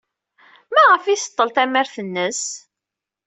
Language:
Kabyle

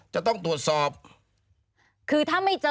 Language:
Thai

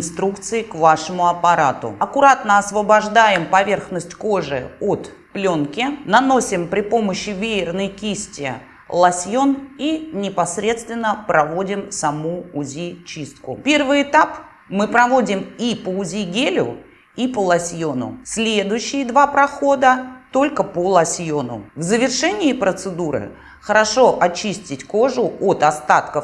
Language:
Russian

